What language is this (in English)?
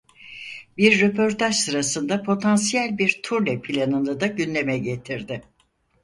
Turkish